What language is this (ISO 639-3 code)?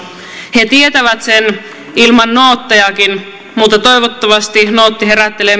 fin